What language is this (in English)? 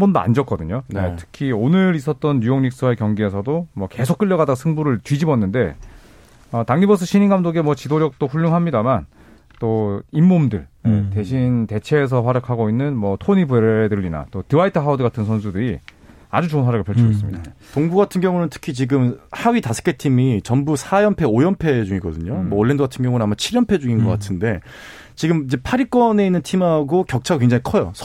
Korean